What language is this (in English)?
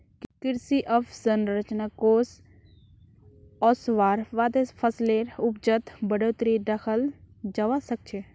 Magahi